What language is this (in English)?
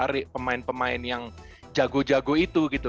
Indonesian